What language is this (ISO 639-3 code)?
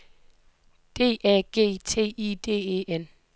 dan